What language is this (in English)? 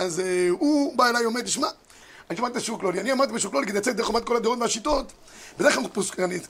Hebrew